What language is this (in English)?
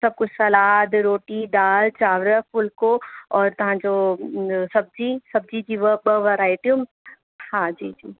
Sindhi